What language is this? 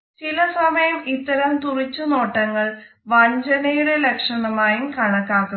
Malayalam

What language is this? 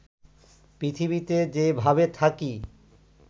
Bangla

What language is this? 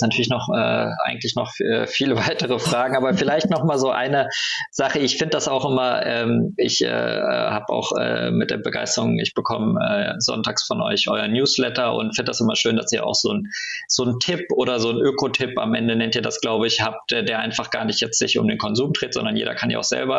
German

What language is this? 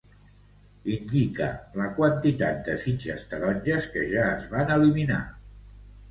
Catalan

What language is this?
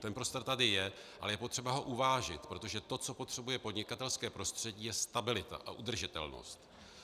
Czech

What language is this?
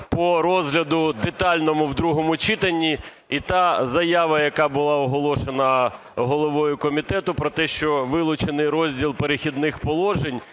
Ukrainian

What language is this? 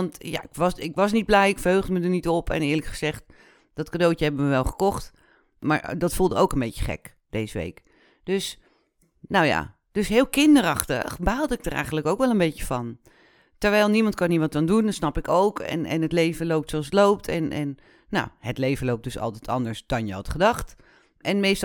Dutch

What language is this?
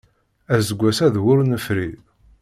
Kabyle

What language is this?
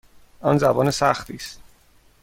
Persian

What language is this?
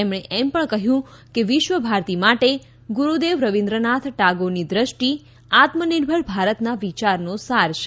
Gujarati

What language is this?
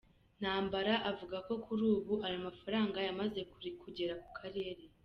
Kinyarwanda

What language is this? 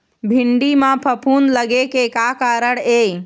Chhattisgarhi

